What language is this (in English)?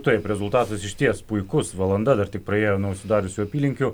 Lithuanian